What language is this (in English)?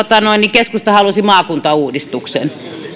Finnish